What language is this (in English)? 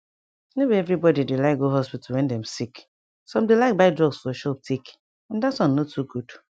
Nigerian Pidgin